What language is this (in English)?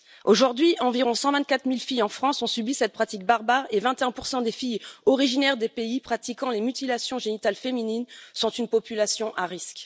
French